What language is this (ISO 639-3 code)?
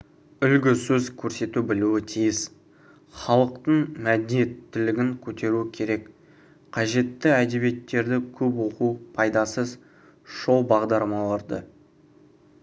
kaz